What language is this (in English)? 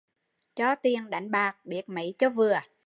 Vietnamese